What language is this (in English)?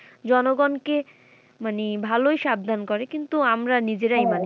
Bangla